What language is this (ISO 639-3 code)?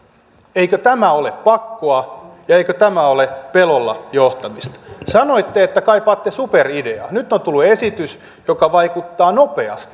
fin